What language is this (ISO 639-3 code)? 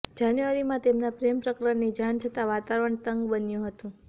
guj